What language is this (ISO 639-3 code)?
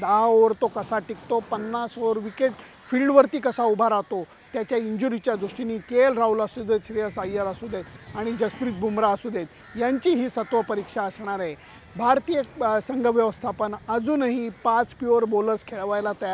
mar